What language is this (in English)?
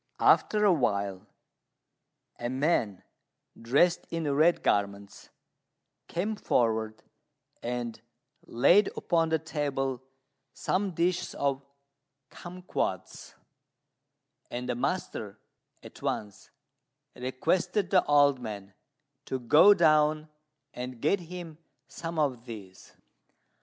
English